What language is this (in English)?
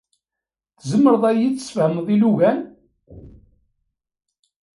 Kabyle